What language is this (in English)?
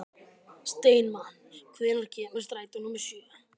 Icelandic